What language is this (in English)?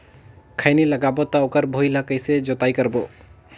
Chhattisgarhi